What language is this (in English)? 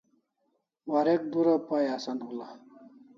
Kalasha